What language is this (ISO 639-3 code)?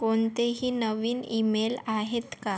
mar